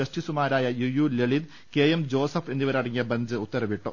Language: Malayalam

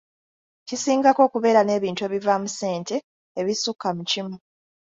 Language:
Ganda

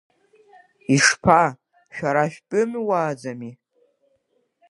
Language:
Abkhazian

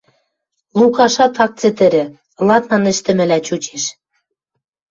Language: Western Mari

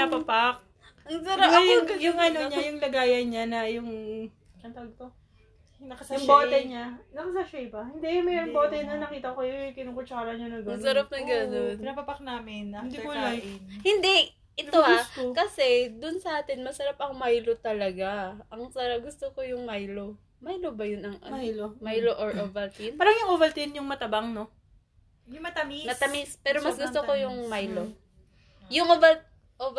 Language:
Filipino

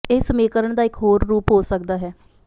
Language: Punjabi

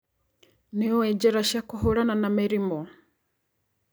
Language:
Kikuyu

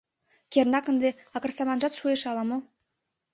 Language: Mari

